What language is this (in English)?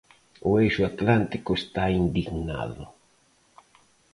Galician